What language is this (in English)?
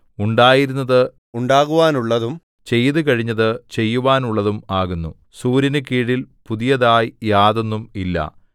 Malayalam